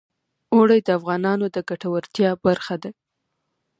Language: Pashto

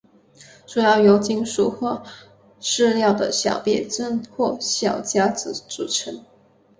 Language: Chinese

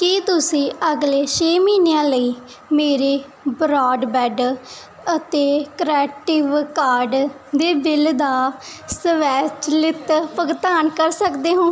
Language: Punjabi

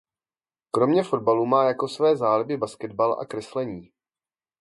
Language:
Czech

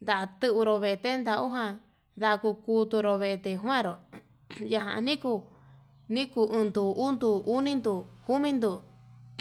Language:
Yutanduchi Mixtec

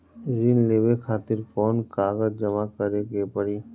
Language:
Bhojpuri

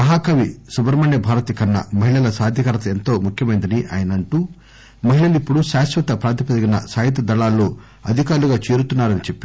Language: Telugu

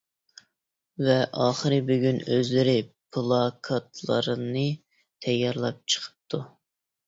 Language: Uyghur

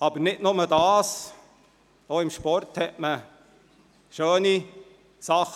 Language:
Swiss German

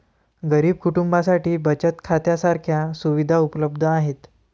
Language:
Marathi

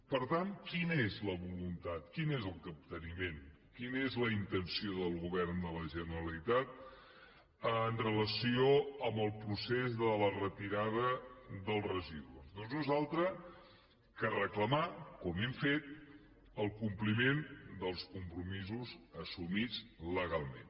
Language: Catalan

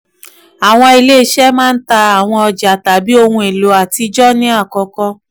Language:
Yoruba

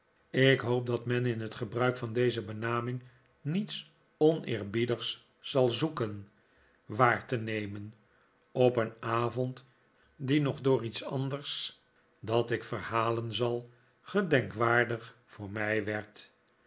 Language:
Dutch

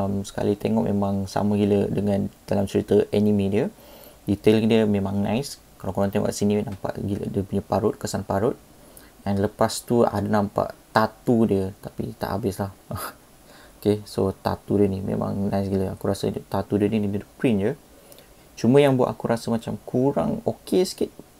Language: Malay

